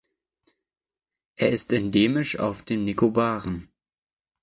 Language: German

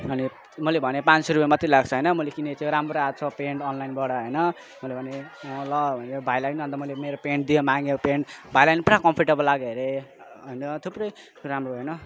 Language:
Nepali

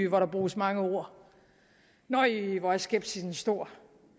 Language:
Danish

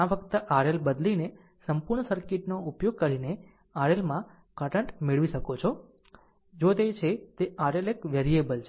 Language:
Gujarati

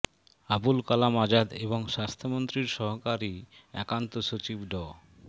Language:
Bangla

